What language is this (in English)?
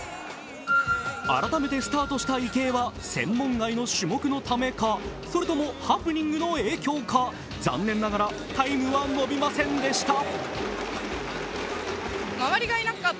Japanese